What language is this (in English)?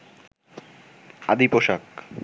Bangla